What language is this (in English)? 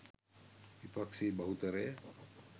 Sinhala